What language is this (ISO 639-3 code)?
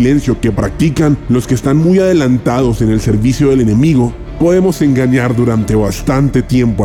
spa